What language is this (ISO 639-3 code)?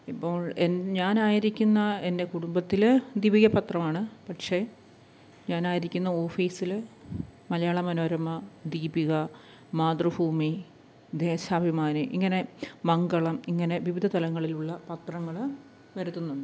mal